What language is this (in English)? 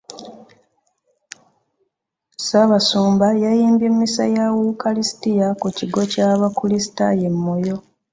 Ganda